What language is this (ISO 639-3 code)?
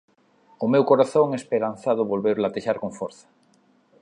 glg